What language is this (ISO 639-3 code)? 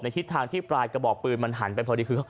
tha